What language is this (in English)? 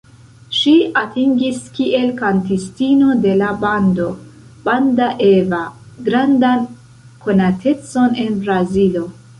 Esperanto